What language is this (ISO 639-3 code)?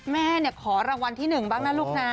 tha